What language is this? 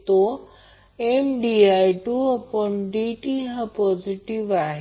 Marathi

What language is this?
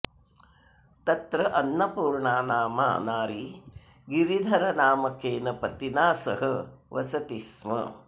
Sanskrit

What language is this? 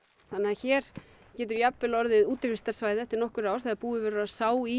Icelandic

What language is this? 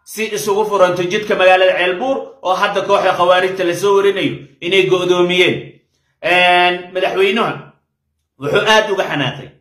Arabic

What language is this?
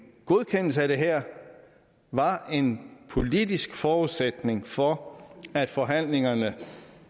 Danish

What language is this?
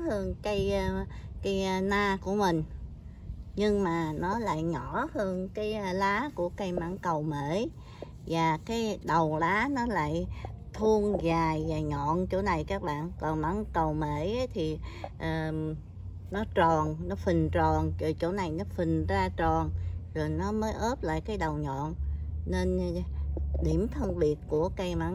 Vietnamese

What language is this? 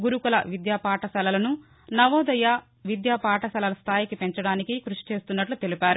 Telugu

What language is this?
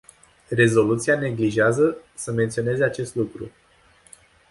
Romanian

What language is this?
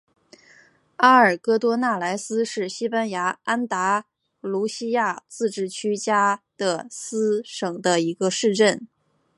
Chinese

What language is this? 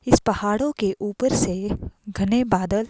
Hindi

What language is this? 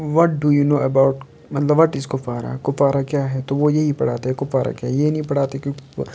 Kashmiri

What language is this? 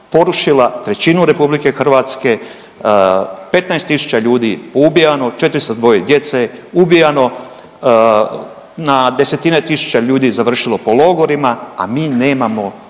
Croatian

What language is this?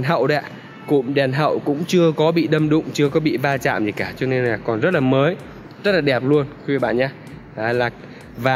Vietnamese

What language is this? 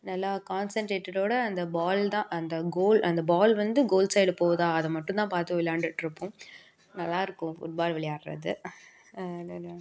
Tamil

